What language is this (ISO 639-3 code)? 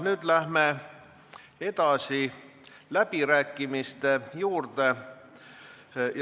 est